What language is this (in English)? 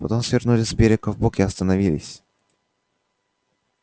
Russian